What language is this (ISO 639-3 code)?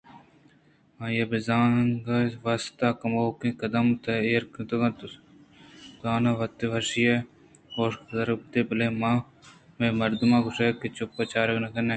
bgp